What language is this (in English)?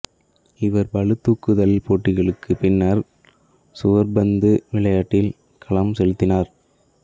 Tamil